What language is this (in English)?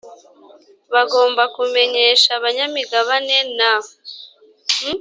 Kinyarwanda